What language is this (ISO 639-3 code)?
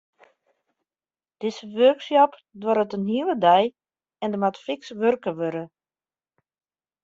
fry